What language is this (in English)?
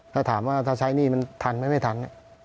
Thai